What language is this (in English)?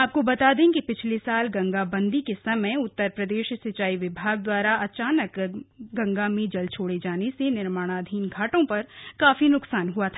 Hindi